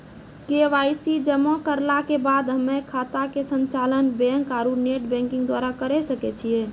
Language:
Maithili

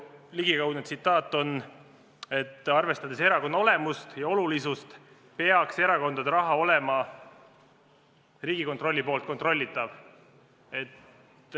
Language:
Estonian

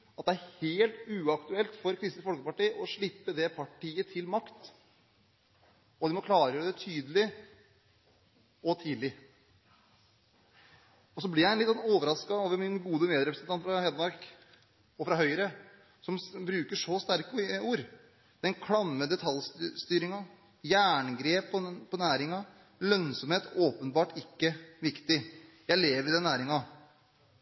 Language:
Norwegian Bokmål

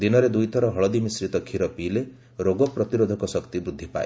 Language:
Odia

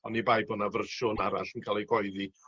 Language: Welsh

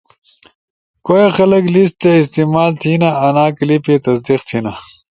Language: Ushojo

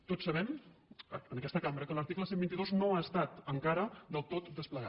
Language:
Catalan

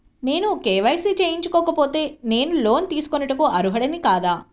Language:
Telugu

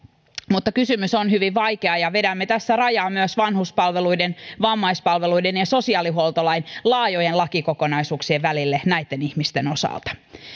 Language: Finnish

